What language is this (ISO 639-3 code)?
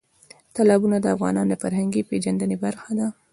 pus